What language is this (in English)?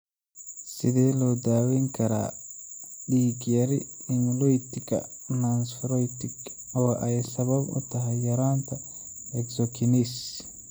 Somali